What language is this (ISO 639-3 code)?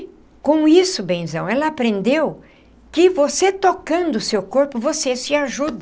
por